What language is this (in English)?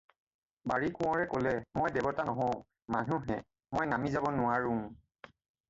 Assamese